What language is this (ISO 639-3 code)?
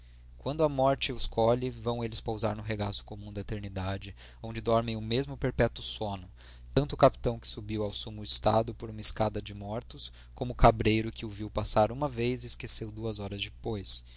por